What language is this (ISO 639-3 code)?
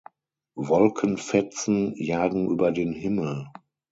deu